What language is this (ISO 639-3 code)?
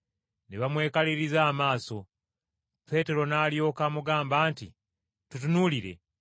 lug